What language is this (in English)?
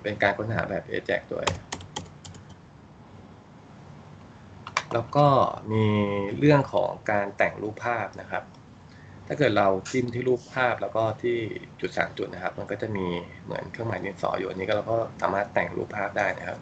Thai